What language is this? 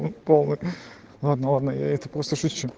Russian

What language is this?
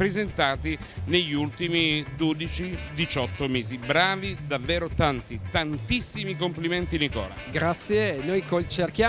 Italian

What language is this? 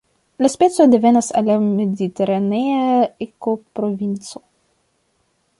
Esperanto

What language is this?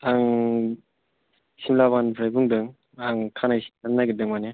Bodo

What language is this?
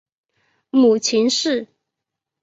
Chinese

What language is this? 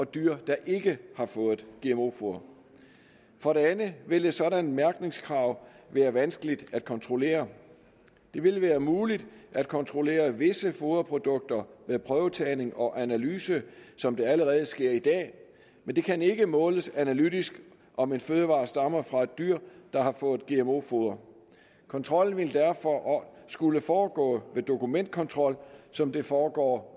Danish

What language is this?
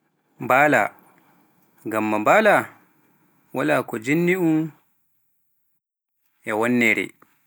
Pular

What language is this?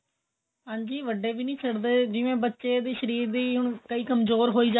Punjabi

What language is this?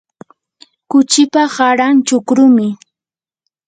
Yanahuanca Pasco Quechua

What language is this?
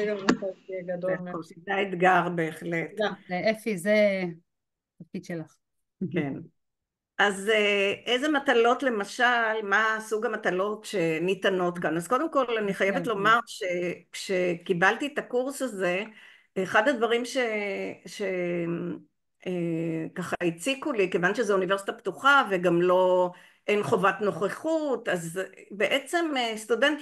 Hebrew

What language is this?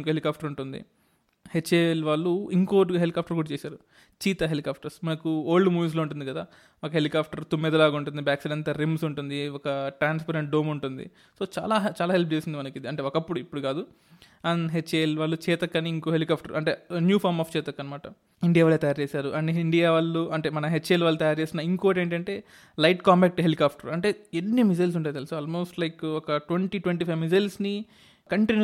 Telugu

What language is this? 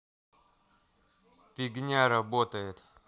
Russian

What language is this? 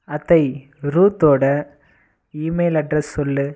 Tamil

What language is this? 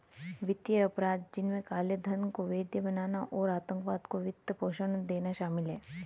Hindi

